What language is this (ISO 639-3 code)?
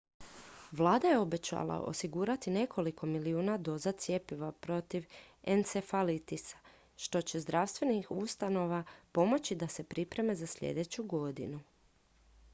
hrv